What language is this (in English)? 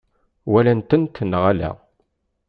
Kabyle